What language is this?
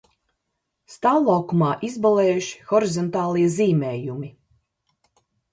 Latvian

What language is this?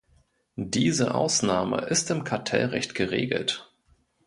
German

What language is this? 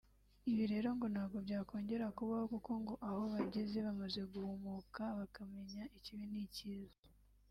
Kinyarwanda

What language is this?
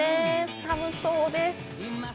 Japanese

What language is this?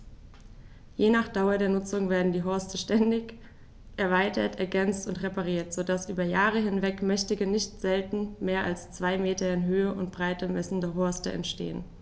German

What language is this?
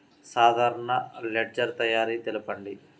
Telugu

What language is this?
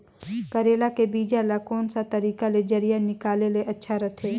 Chhattisgarhi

